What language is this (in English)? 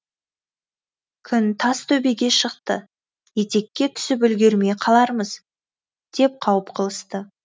Kazakh